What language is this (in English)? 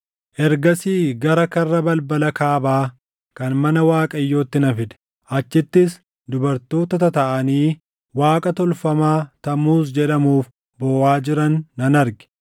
Oromo